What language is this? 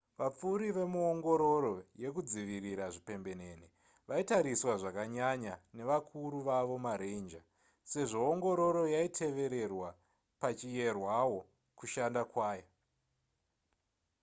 Shona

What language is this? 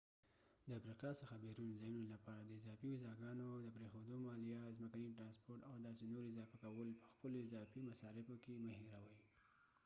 Pashto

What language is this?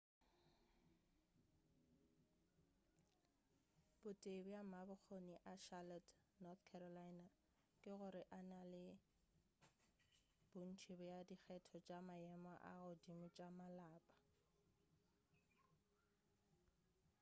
Northern Sotho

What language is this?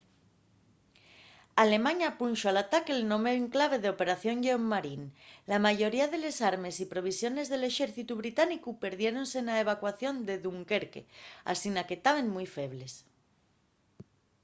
Asturian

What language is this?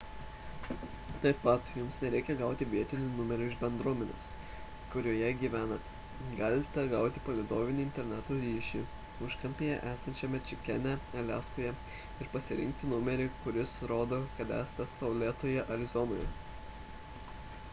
Lithuanian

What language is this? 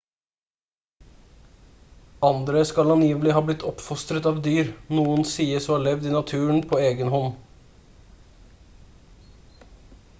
Norwegian Bokmål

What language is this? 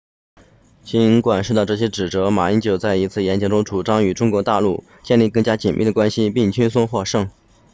Chinese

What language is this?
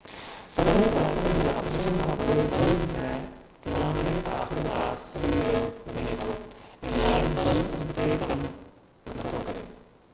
Sindhi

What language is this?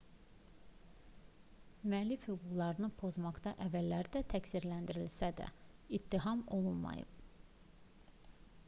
Azerbaijani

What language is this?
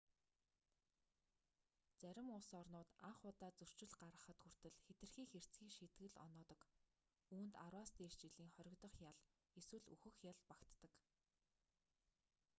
Mongolian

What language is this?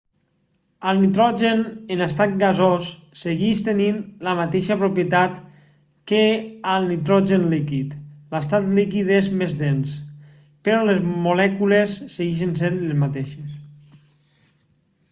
Catalan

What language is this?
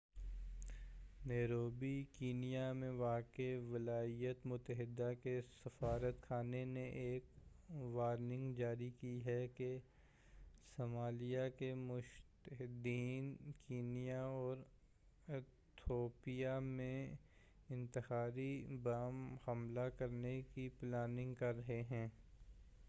Urdu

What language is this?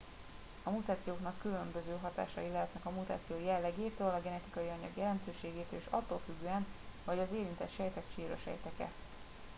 Hungarian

